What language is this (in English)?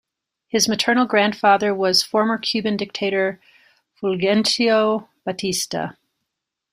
English